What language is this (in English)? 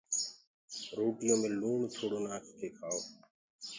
Gurgula